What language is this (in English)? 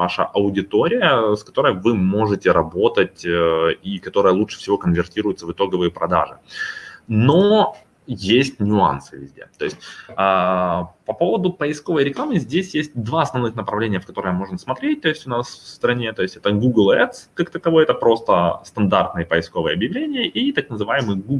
Russian